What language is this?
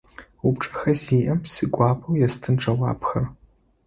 Adyghe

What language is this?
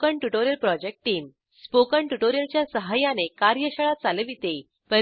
Marathi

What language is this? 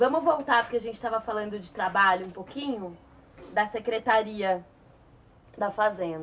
Portuguese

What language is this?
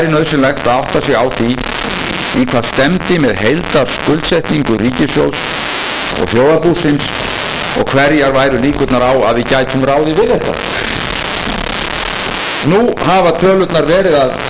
Icelandic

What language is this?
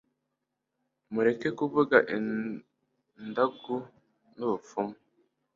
Kinyarwanda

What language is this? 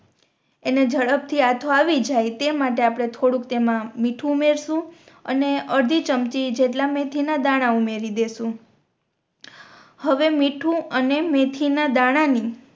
Gujarati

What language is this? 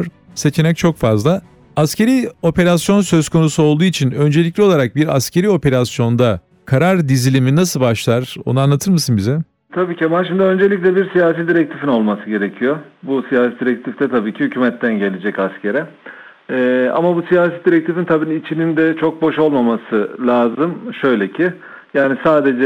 Turkish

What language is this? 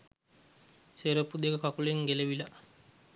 Sinhala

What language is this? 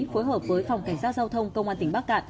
Vietnamese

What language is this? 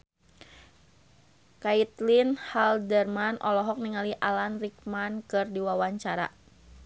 Sundanese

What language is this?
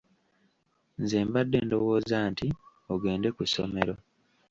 Ganda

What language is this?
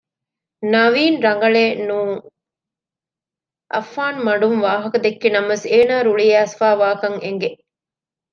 Divehi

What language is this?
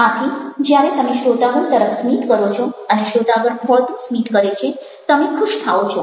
Gujarati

